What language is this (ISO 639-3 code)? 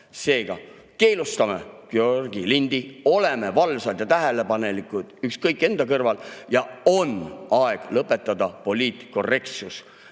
est